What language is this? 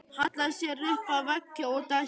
Icelandic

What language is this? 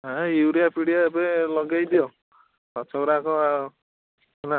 Odia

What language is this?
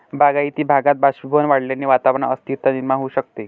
Marathi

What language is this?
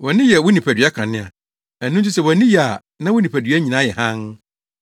Akan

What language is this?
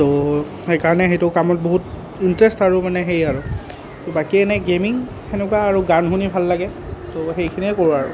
Assamese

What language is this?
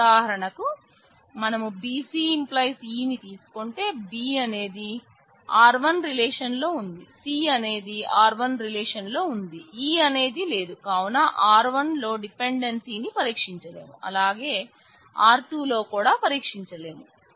Telugu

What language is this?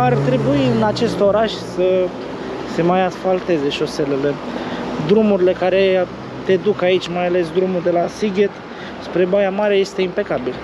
Romanian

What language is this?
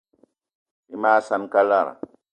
Eton (Cameroon)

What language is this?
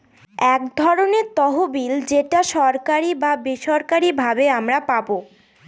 Bangla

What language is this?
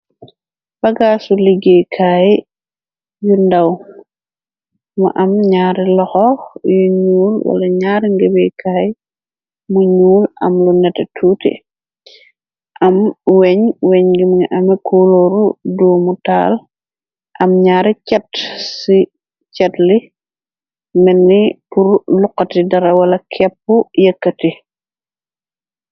Wolof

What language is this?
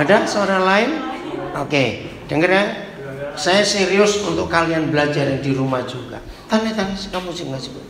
Indonesian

